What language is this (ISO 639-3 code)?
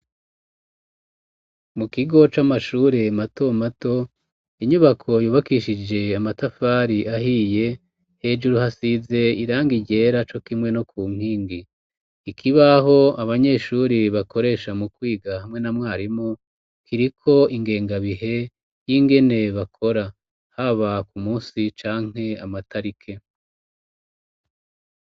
run